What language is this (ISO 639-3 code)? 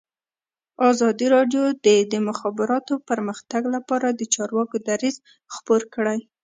pus